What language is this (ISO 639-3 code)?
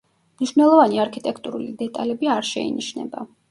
kat